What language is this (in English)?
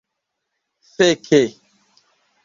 Esperanto